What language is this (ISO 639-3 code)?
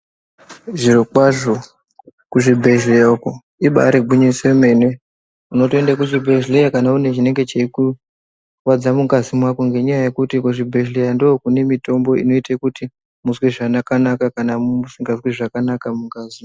ndc